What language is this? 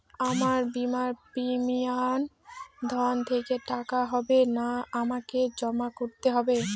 Bangla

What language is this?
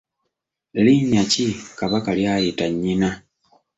Ganda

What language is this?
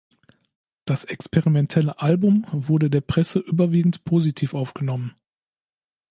German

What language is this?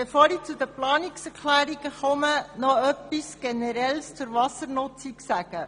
Swiss German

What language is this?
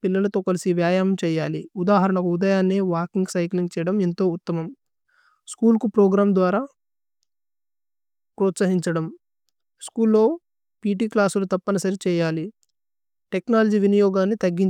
Tulu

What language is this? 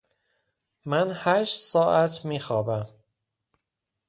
Persian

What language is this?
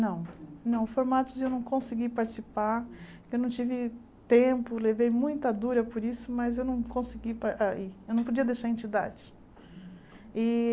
Portuguese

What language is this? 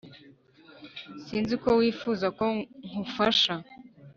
Kinyarwanda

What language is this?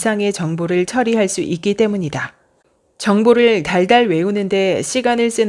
Korean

